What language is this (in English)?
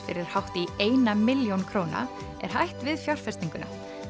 Icelandic